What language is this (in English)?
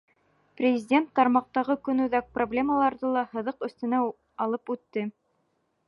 Bashkir